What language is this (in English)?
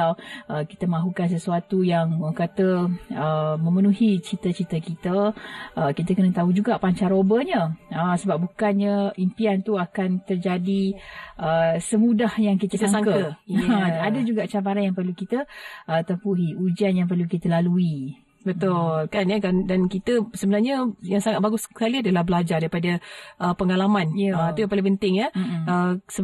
Malay